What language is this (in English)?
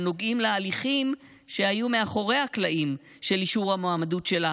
Hebrew